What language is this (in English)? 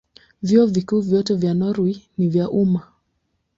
Swahili